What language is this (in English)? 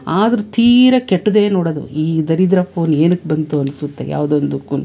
Kannada